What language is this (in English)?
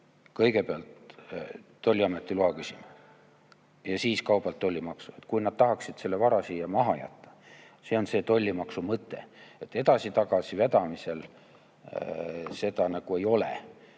Estonian